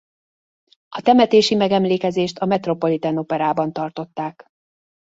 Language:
Hungarian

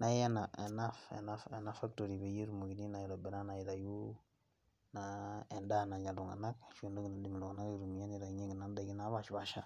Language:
Masai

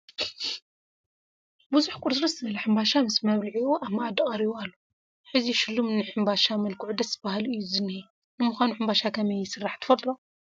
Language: Tigrinya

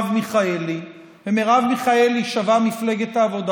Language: Hebrew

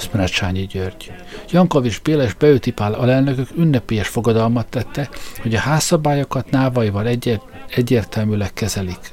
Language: Hungarian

